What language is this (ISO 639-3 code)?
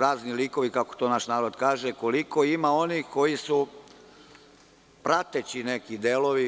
srp